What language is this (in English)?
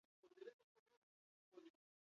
Basque